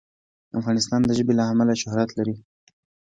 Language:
Pashto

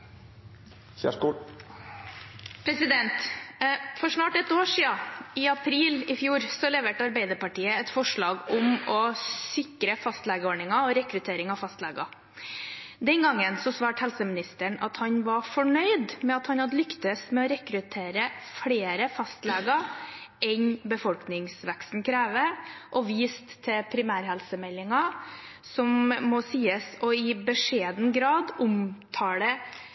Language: Norwegian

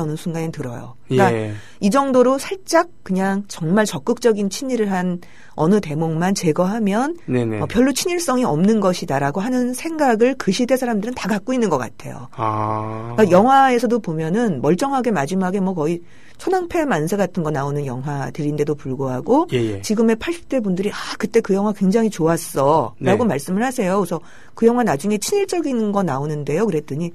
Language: Korean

